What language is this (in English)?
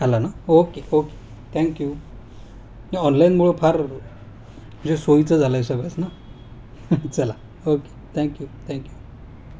Marathi